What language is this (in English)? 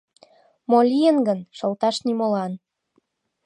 Mari